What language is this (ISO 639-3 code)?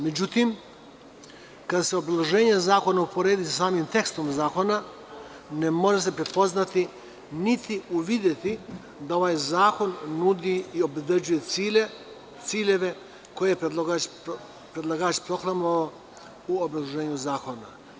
srp